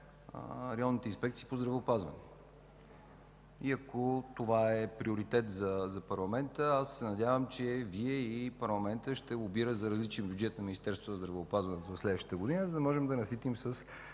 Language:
Bulgarian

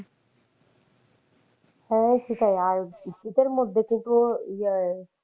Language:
Bangla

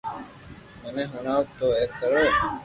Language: Loarki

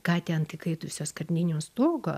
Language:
Lithuanian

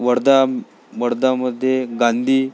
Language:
Marathi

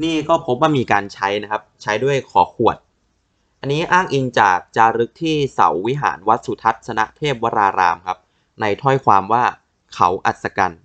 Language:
Thai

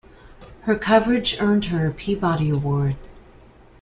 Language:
English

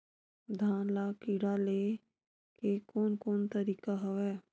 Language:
Chhattisgarhi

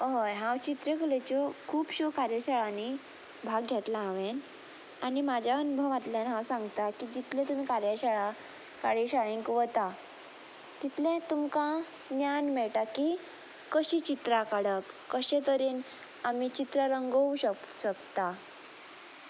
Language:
Konkani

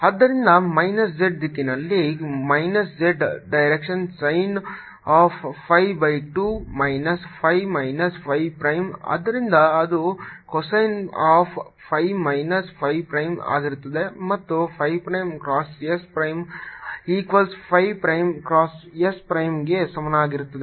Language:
Kannada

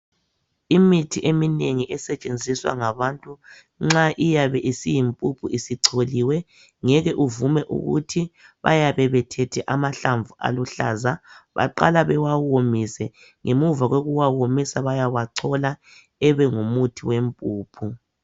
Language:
North Ndebele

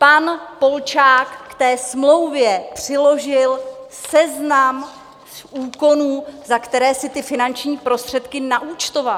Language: Czech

